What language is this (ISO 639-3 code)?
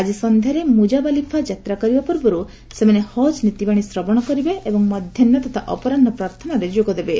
ori